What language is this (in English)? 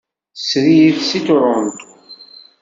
Kabyle